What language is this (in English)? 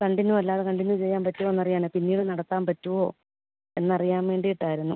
Malayalam